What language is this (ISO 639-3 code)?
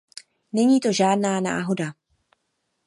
ces